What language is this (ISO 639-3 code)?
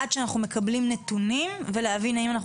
heb